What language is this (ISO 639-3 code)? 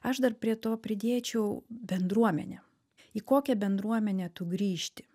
lit